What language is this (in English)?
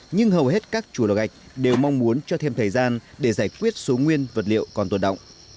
Vietnamese